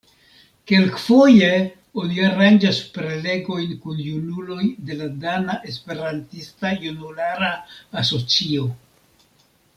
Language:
Esperanto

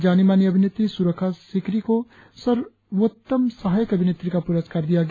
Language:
Hindi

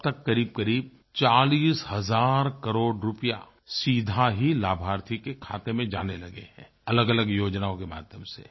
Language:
Hindi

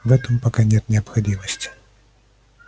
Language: Russian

